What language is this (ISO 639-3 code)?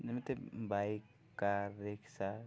ori